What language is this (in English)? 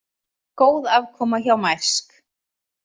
Icelandic